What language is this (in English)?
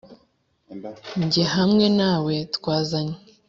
Kinyarwanda